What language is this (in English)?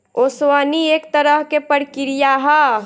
Bhojpuri